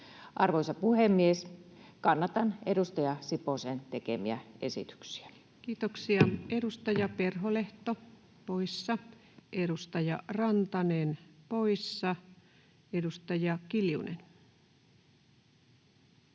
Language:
Finnish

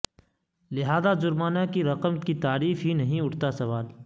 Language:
Urdu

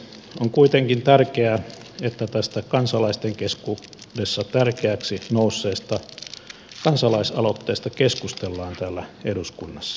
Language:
Finnish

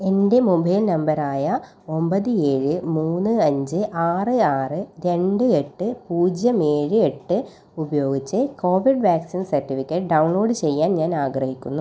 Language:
Malayalam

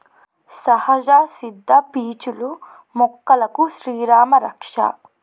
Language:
Telugu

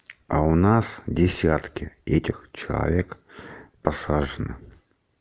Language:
Russian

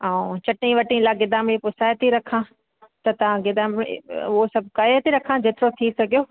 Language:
Sindhi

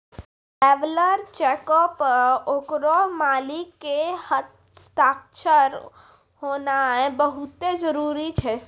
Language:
Maithili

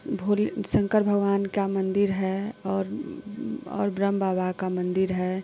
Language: Hindi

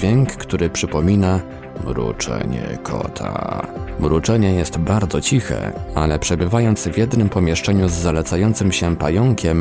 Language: Polish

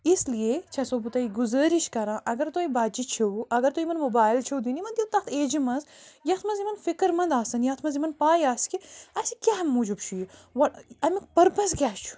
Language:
Kashmiri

